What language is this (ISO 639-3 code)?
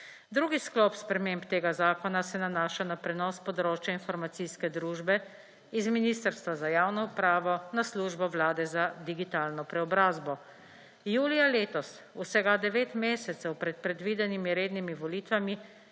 slv